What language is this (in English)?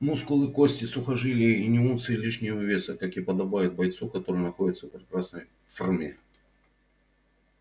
Russian